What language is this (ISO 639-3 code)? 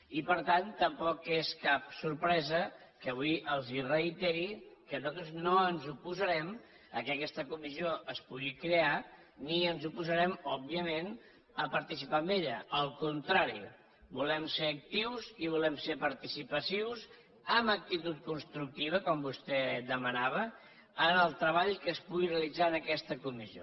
cat